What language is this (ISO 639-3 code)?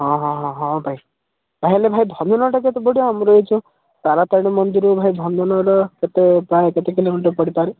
ori